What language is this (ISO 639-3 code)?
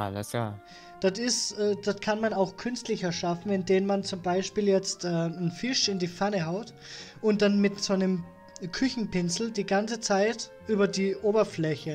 deu